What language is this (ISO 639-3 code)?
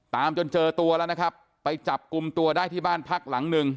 tha